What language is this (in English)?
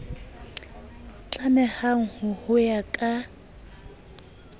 Southern Sotho